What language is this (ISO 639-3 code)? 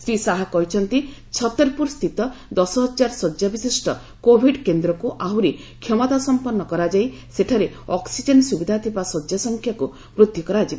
ori